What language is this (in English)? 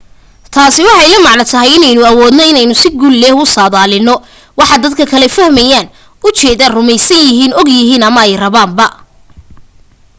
Somali